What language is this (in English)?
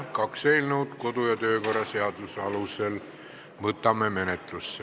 Estonian